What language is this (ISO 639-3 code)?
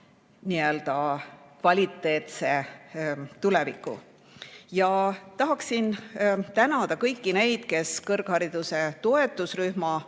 est